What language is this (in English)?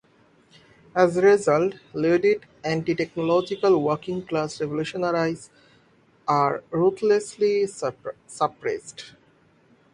English